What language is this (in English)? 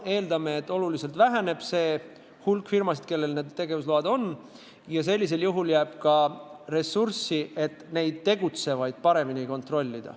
Estonian